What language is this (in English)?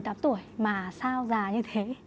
Vietnamese